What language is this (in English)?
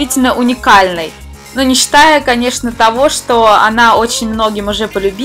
Russian